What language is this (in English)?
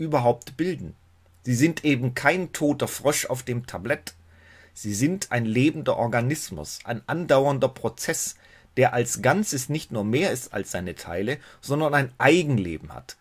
German